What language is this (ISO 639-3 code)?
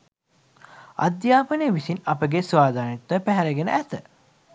sin